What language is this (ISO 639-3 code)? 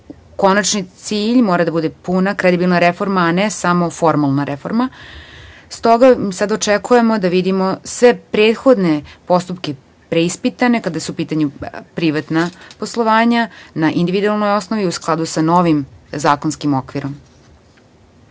srp